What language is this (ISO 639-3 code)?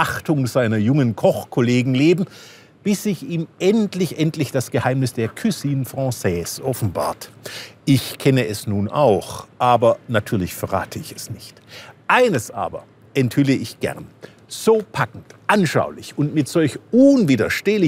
deu